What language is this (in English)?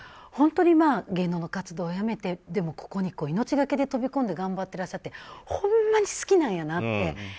Japanese